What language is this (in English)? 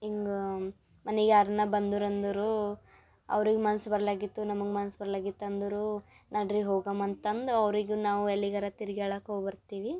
Kannada